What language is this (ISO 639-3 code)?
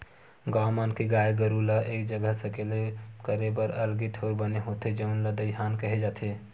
hne